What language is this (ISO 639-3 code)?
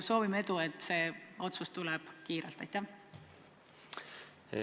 est